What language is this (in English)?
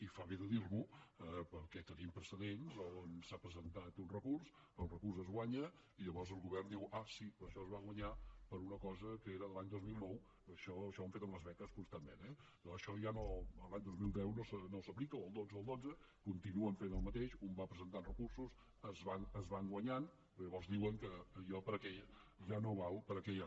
Catalan